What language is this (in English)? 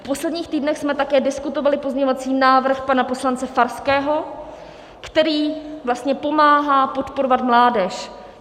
Czech